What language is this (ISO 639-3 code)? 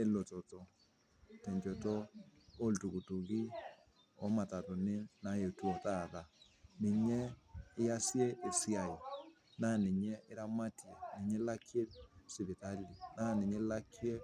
mas